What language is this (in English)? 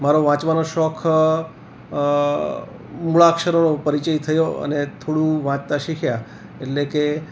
Gujarati